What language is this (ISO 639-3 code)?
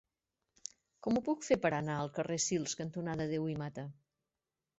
cat